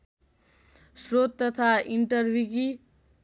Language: Nepali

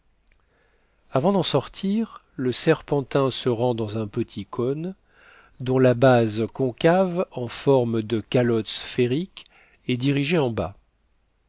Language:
French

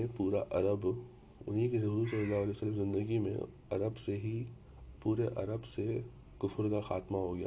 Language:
Urdu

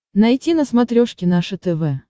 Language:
Russian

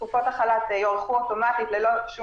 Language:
Hebrew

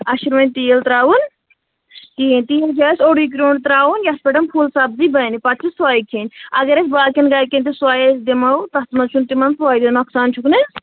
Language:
Kashmiri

